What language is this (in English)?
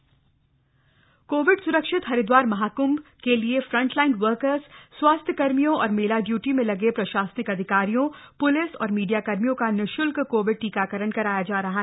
Hindi